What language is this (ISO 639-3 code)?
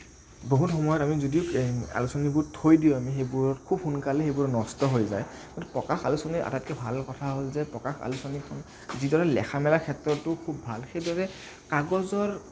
asm